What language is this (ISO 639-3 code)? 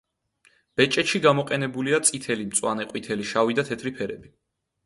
kat